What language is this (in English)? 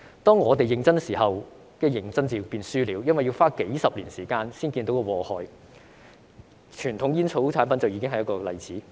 Cantonese